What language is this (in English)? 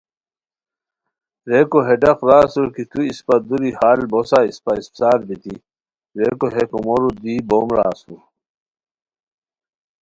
Khowar